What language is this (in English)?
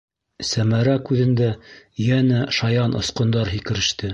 Bashkir